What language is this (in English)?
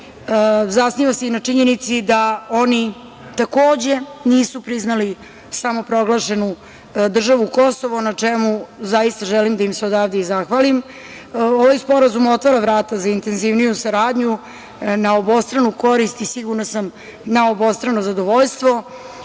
Serbian